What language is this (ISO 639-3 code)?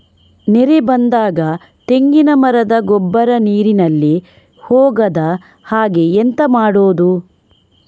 kan